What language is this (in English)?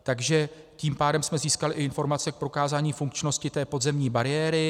Czech